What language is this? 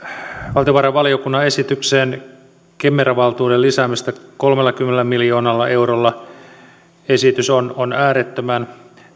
Finnish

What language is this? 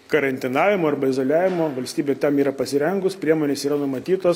Lithuanian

